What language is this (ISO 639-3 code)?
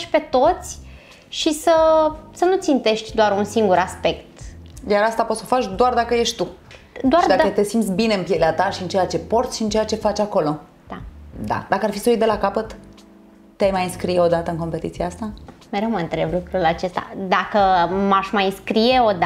ron